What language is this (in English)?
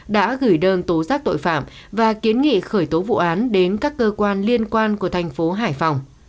Vietnamese